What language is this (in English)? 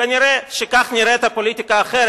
Hebrew